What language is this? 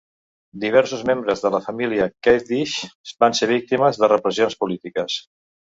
Catalan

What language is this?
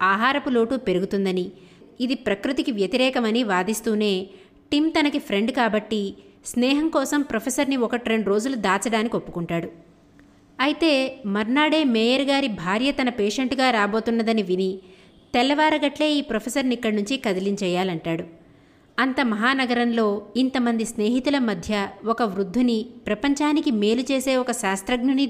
Telugu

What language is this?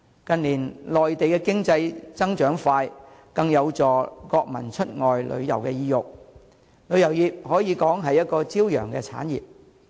Cantonese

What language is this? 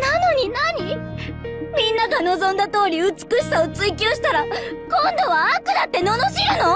Japanese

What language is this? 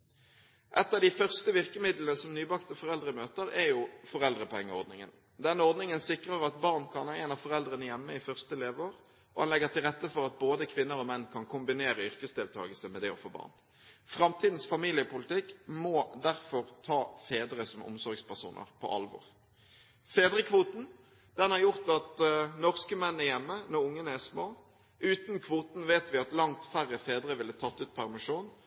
Norwegian Bokmål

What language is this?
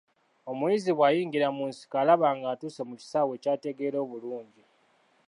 Ganda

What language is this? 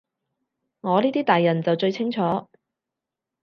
Cantonese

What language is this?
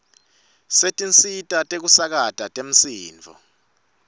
Swati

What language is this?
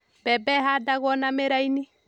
Kikuyu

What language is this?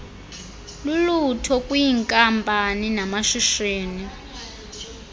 Xhosa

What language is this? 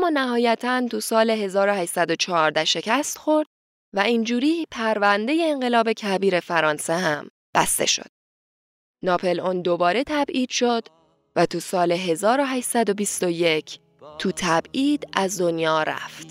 Persian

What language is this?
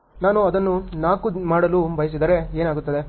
Kannada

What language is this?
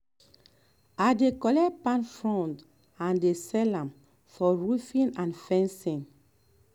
Nigerian Pidgin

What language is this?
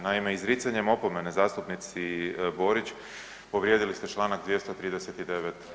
Croatian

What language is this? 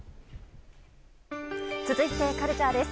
Japanese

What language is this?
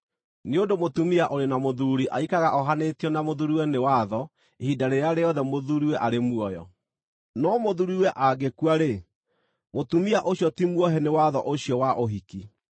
Kikuyu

